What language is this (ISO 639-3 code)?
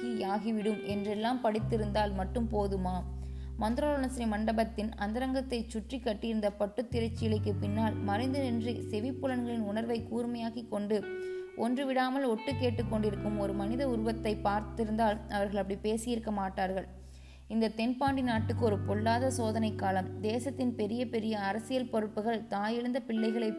tam